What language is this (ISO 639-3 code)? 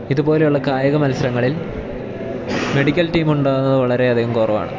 mal